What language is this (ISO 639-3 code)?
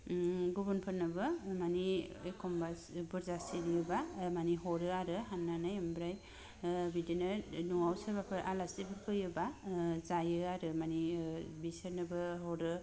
brx